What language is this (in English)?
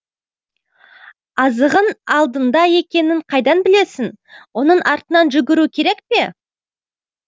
Kazakh